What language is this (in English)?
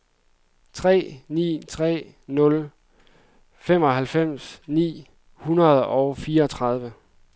Danish